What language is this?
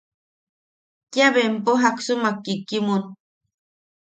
Yaqui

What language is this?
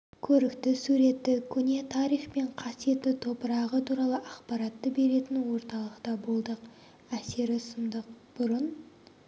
Kazakh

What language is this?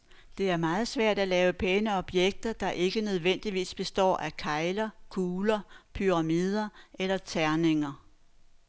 Danish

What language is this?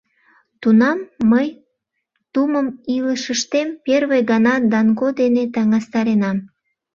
Mari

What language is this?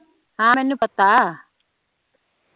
Punjabi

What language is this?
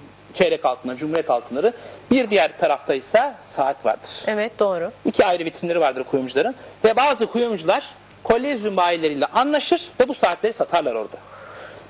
Turkish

